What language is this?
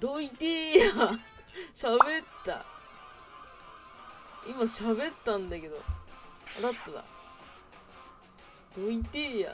Japanese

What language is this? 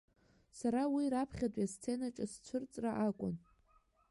Abkhazian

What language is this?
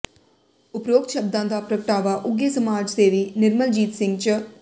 Punjabi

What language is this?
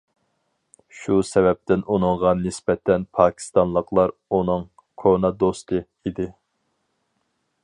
Uyghur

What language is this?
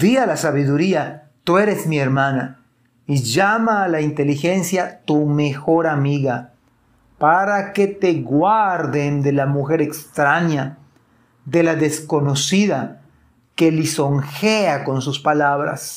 Spanish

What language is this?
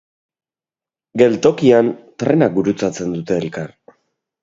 Basque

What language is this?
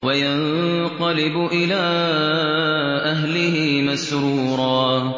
Arabic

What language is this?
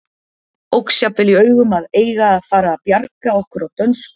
Icelandic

